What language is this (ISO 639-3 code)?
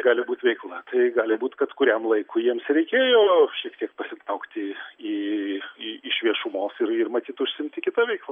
lit